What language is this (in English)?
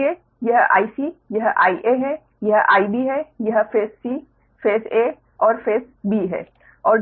Hindi